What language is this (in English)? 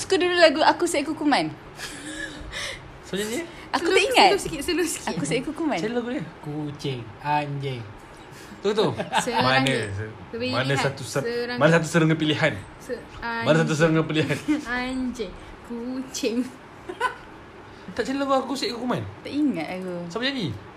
Malay